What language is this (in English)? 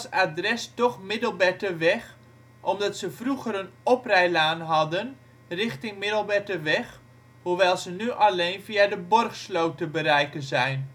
Dutch